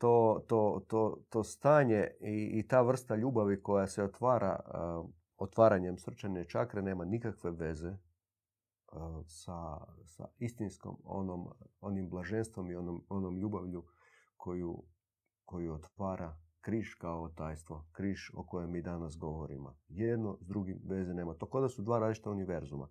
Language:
Croatian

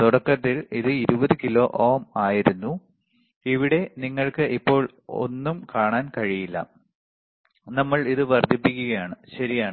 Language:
Malayalam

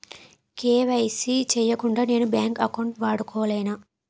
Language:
Telugu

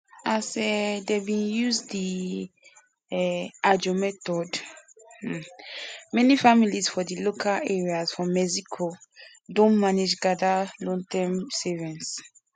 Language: Nigerian Pidgin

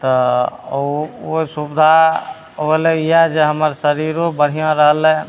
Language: Maithili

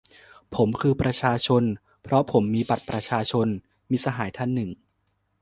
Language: Thai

